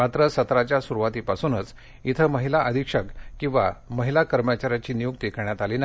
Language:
Marathi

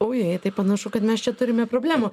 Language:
Lithuanian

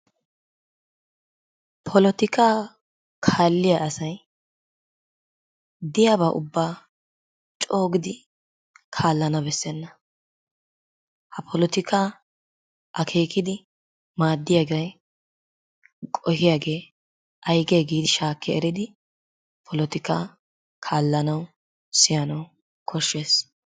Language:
Wolaytta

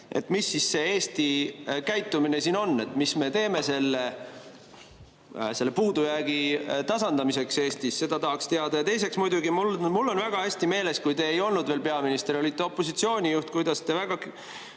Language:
Estonian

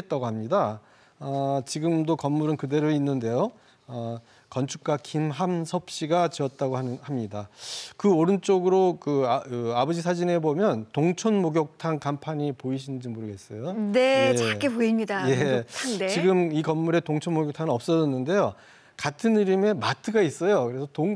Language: Korean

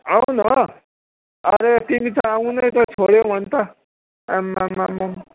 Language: Nepali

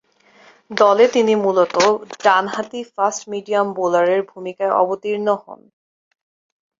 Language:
Bangla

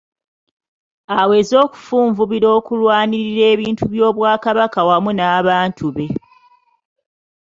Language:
Ganda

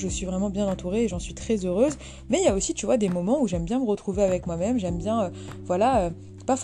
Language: French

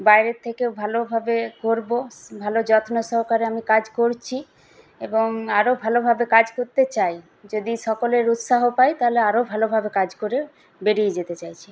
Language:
Bangla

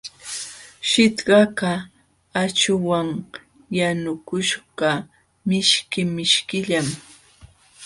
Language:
Jauja Wanca Quechua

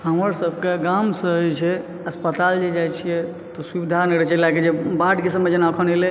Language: Maithili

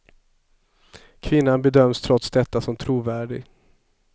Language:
Swedish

